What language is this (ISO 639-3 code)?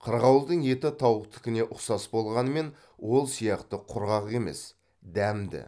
kaz